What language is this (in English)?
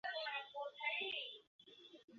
Bangla